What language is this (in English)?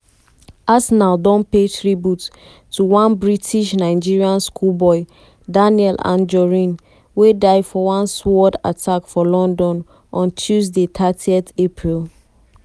Nigerian Pidgin